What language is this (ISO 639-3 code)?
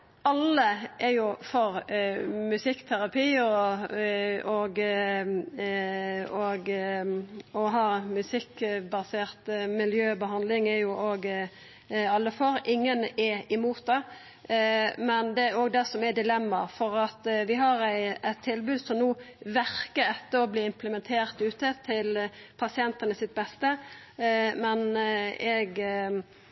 nno